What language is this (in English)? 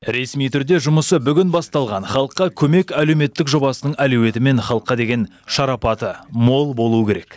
Kazakh